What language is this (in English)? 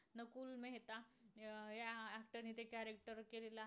Marathi